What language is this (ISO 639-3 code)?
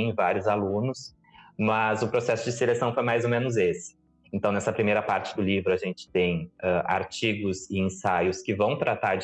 por